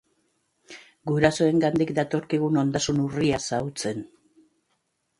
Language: Basque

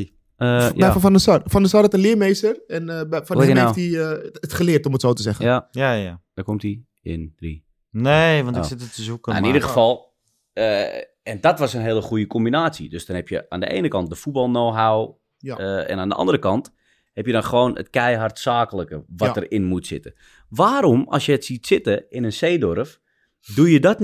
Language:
Dutch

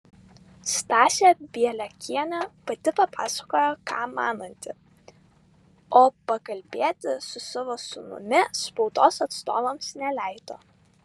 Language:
Lithuanian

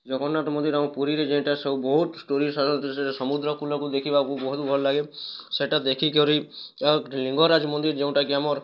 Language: Odia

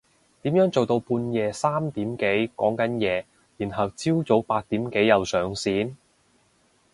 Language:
Cantonese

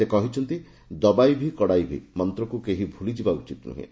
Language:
Odia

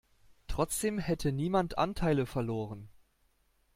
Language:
German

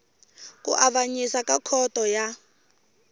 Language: Tsonga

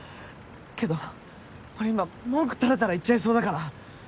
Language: Japanese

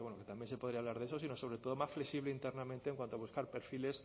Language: Spanish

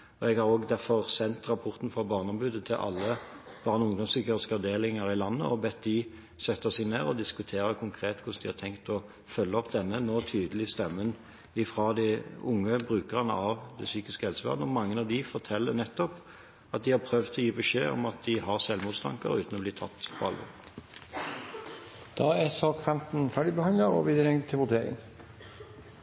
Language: Norwegian Bokmål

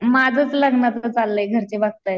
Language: Marathi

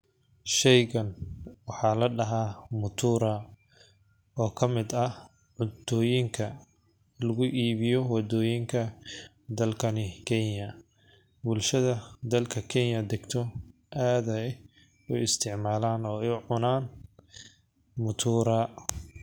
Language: Somali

